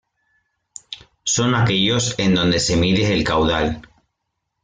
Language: Spanish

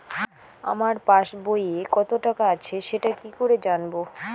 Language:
Bangla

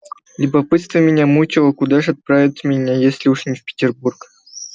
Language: Russian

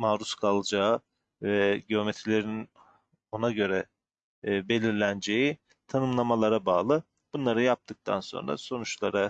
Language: Turkish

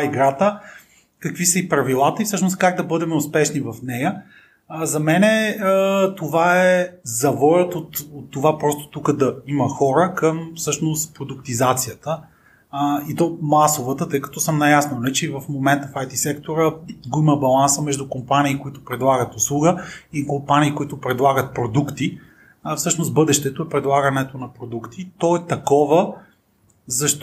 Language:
Bulgarian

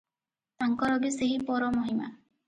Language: Odia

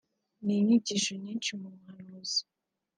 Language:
Kinyarwanda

